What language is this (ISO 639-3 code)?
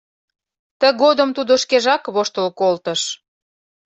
chm